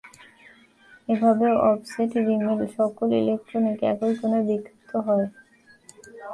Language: Bangla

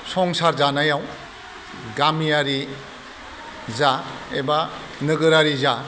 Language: Bodo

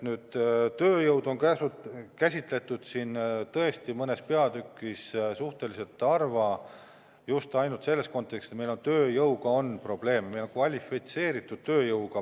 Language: Estonian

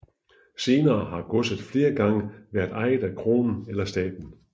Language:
Danish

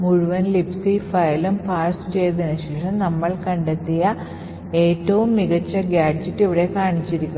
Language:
Malayalam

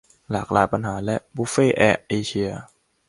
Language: Thai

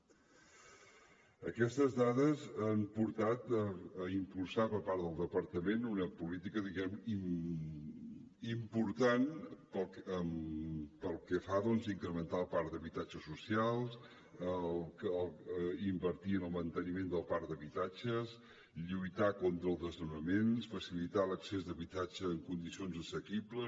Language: Catalan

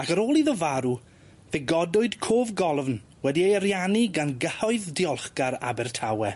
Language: Welsh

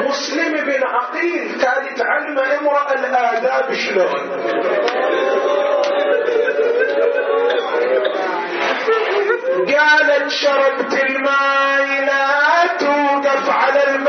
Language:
Arabic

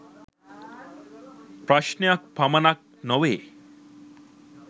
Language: Sinhala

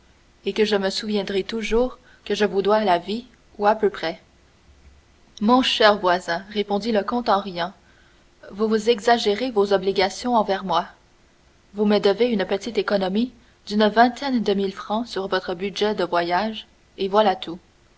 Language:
French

